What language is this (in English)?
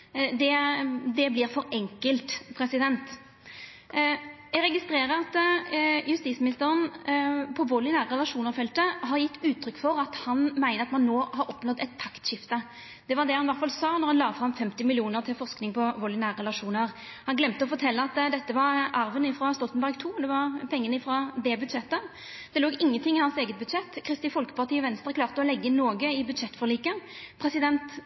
Norwegian Nynorsk